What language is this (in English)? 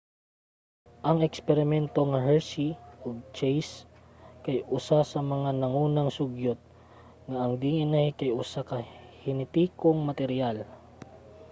Cebuano